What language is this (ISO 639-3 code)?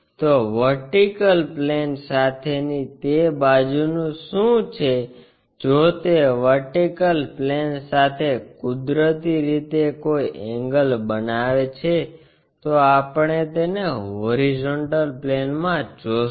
guj